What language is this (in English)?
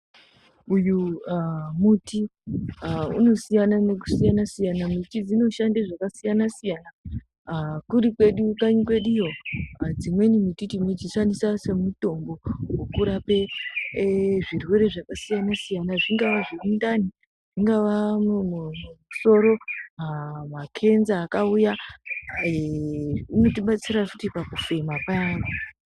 Ndau